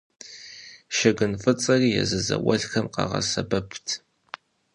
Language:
Kabardian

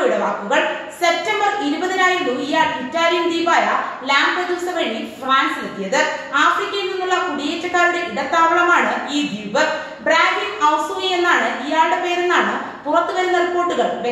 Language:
Dutch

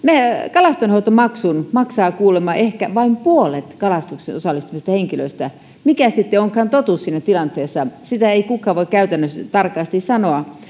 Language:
Finnish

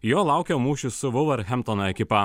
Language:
Lithuanian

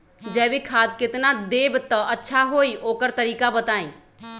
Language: Magahi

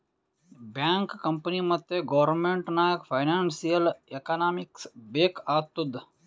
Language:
Kannada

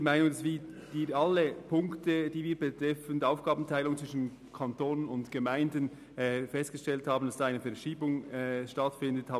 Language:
Swiss German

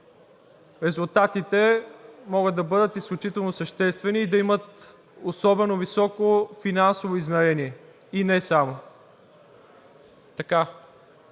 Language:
Bulgarian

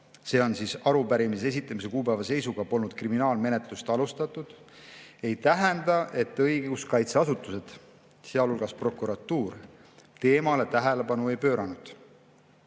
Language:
Estonian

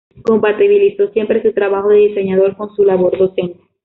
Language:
Spanish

